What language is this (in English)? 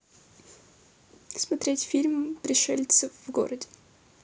Russian